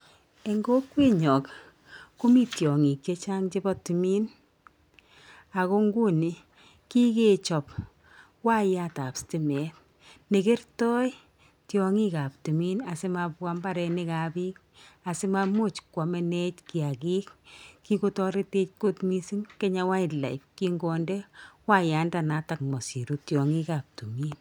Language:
Kalenjin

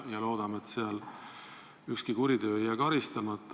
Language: Estonian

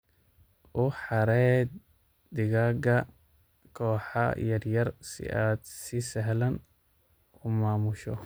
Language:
Somali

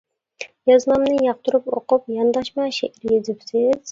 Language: Uyghur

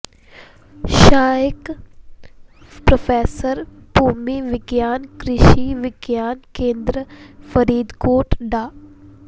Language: Punjabi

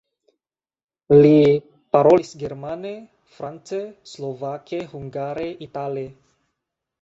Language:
Esperanto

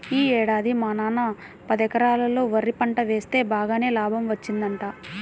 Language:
Telugu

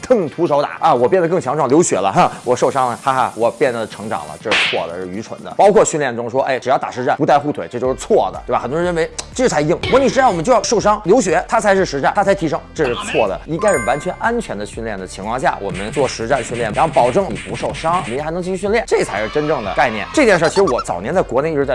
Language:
Chinese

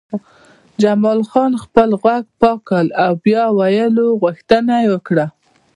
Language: Pashto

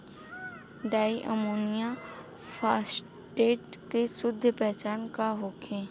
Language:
Bhojpuri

